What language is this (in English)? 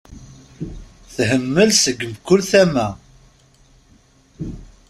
Kabyle